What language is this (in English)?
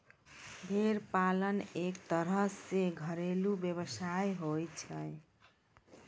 Maithili